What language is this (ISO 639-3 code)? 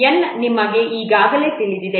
kan